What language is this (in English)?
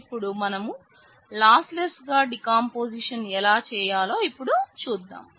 Telugu